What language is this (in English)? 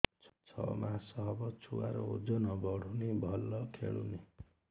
Odia